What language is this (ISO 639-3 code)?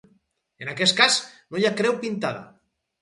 cat